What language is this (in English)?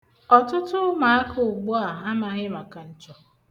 Igbo